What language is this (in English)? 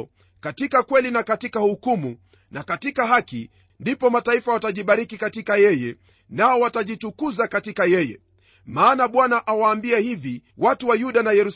Swahili